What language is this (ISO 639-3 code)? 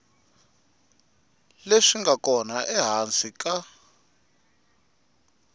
tso